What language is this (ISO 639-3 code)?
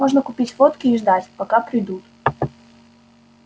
rus